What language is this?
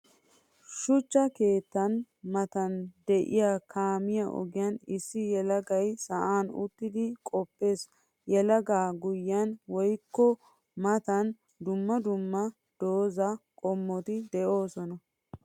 Wolaytta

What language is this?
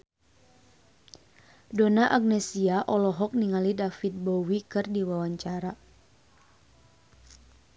Sundanese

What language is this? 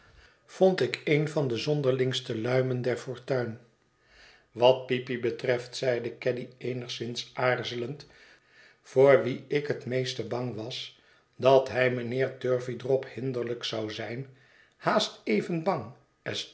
Dutch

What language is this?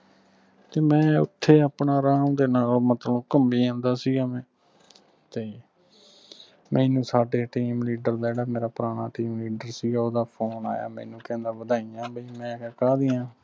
Punjabi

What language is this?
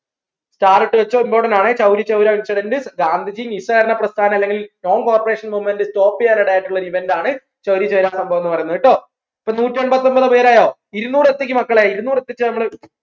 Malayalam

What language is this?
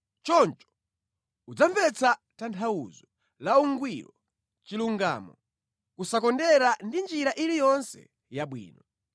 Nyanja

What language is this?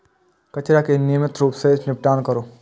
Maithili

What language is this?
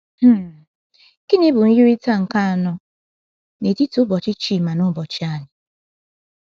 Igbo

